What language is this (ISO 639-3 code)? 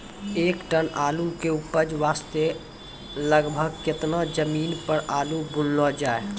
mai